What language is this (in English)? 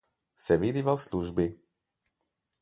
Slovenian